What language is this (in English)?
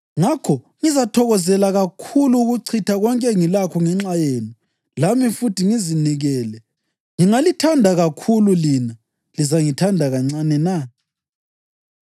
North Ndebele